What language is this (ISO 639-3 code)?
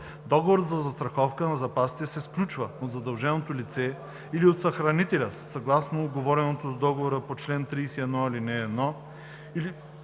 bul